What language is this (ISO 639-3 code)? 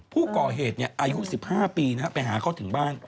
tha